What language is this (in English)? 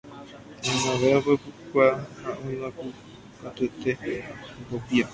Guarani